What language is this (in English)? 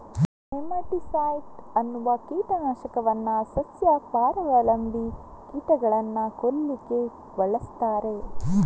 Kannada